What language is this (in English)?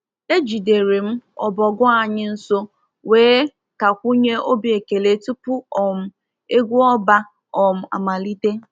Igbo